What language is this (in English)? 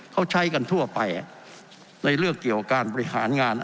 Thai